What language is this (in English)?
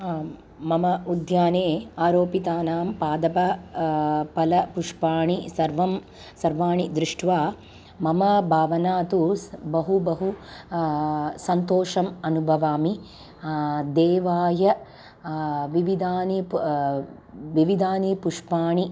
Sanskrit